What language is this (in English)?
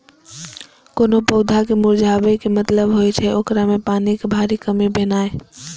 Maithili